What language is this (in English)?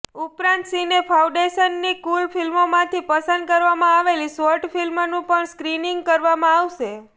Gujarati